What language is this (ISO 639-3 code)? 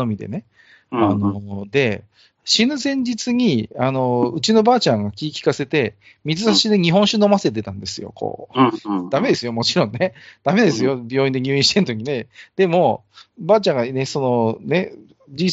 jpn